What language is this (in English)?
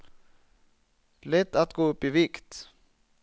Swedish